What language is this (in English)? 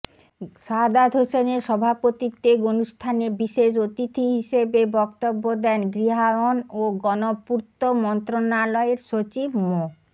Bangla